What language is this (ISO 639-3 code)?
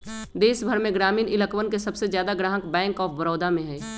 mag